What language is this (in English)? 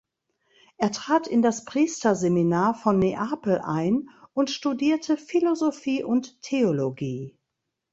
German